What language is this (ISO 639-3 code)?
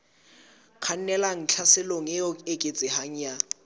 sot